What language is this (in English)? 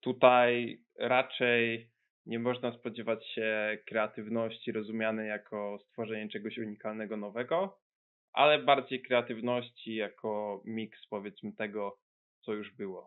Polish